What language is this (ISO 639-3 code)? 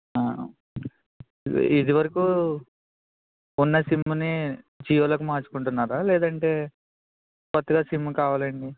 tel